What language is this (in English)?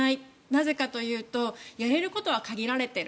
Japanese